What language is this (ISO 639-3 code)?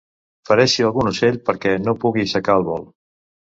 cat